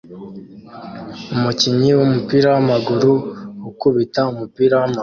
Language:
Kinyarwanda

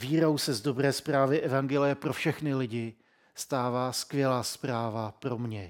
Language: Czech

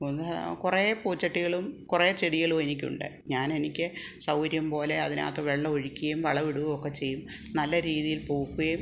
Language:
Malayalam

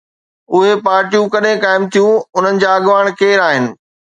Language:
Sindhi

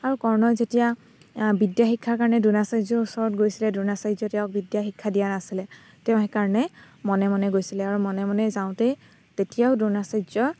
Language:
Assamese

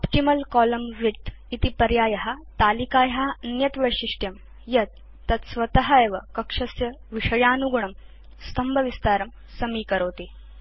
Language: Sanskrit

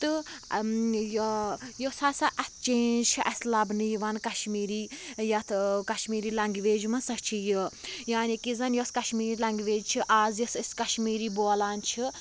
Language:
Kashmiri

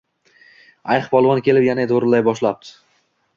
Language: Uzbek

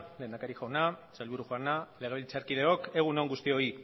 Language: Basque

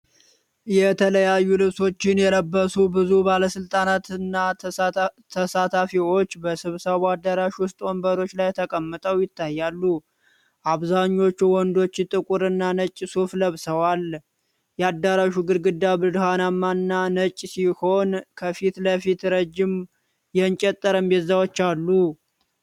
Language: Amharic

